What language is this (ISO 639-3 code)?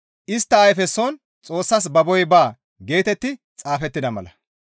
gmv